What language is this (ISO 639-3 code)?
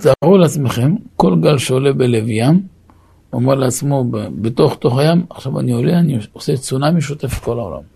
heb